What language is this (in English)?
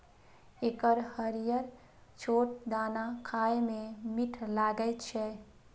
Maithili